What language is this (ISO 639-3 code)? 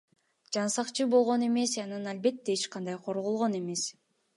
kir